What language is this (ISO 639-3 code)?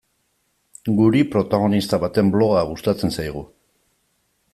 eus